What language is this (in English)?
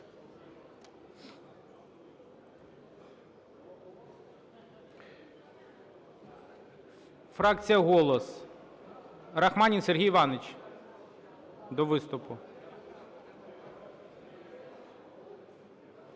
Ukrainian